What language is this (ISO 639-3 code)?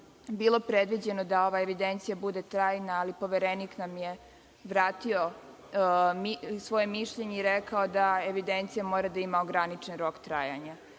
srp